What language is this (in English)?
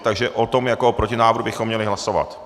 Czech